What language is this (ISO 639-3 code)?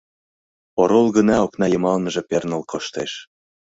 chm